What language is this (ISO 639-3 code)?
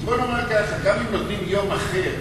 heb